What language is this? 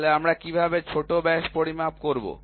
Bangla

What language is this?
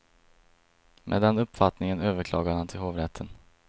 Swedish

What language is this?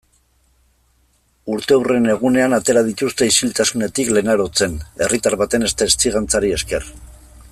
Basque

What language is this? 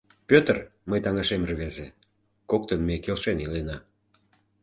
Mari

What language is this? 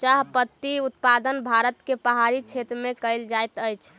Maithili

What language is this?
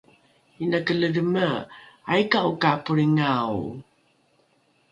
Rukai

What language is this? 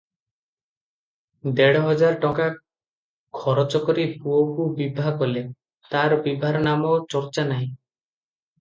Odia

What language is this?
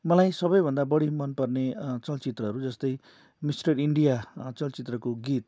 Nepali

